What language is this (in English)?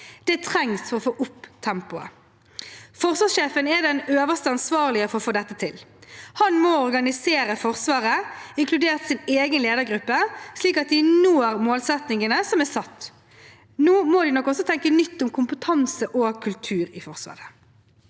Norwegian